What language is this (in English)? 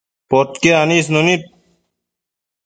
Matsés